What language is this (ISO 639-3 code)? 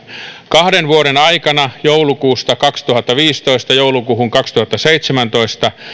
fin